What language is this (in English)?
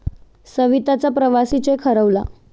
Marathi